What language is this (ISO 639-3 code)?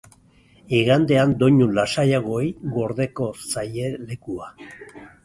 eus